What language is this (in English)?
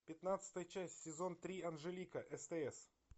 Russian